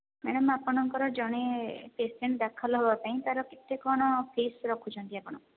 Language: Odia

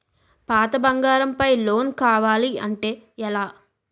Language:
Telugu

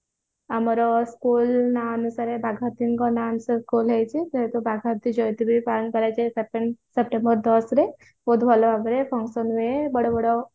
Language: Odia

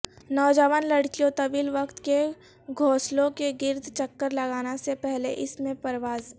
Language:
Urdu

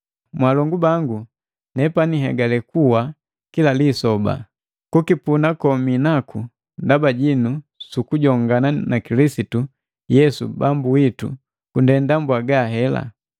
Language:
Matengo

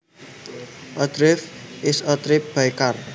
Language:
Javanese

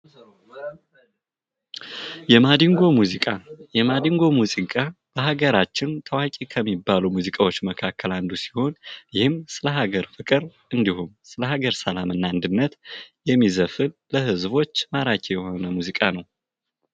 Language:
Amharic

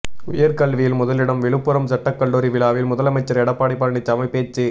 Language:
Tamil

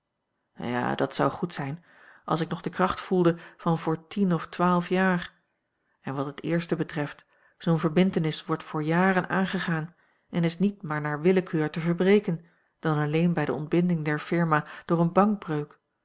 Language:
Dutch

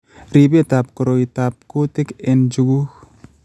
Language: Kalenjin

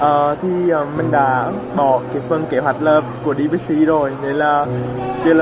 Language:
Vietnamese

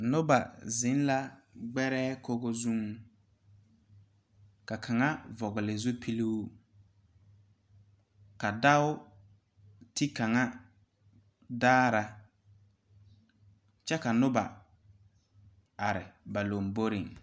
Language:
Southern Dagaare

